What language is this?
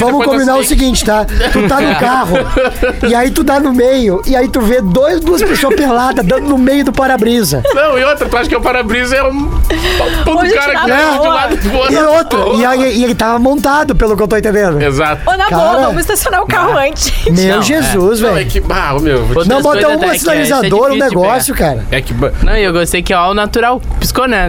Portuguese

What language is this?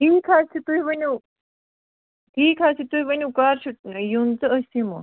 Kashmiri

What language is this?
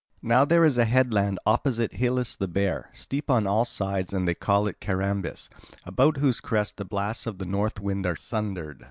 English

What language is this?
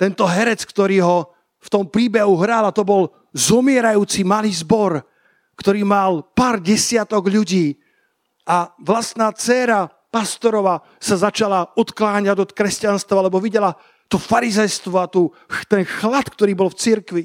Slovak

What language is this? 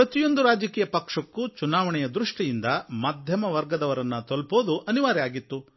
Kannada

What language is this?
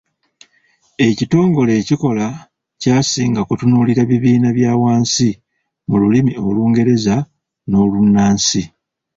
Ganda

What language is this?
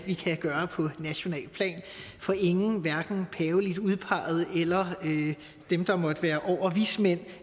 Danish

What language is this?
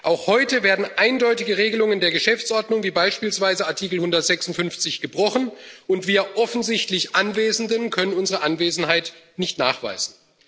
German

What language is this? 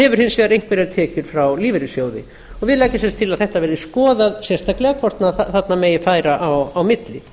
Icelandic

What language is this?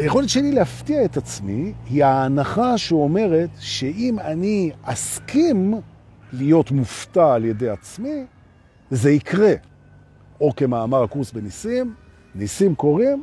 Hebrew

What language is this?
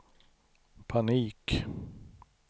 Swedish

